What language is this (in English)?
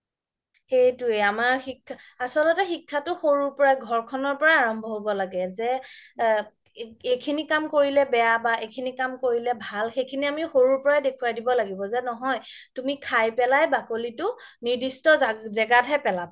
Assamese